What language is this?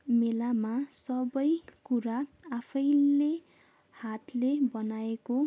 Nepali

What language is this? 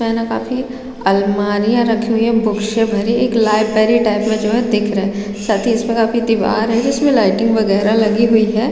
Hindi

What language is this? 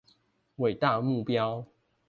Chinese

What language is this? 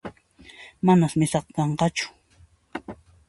Puno Quechua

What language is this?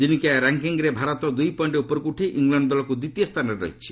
Odia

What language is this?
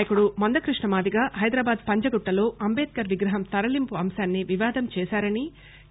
Telugu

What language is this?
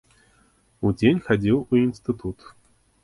Belarusian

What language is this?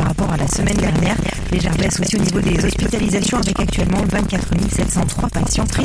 French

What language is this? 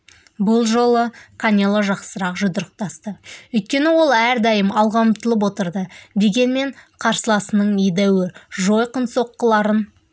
Kazakh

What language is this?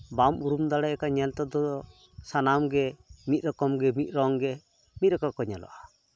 Santali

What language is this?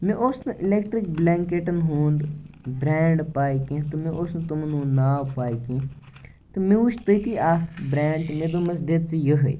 Kashmiri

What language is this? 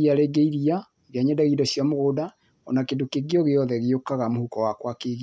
Kikuyu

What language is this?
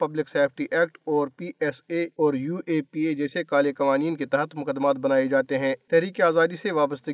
Urdu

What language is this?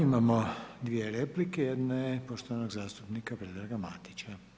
Croatian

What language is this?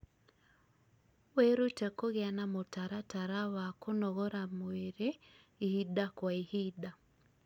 Kikuyu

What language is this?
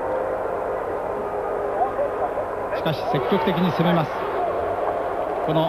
Japanese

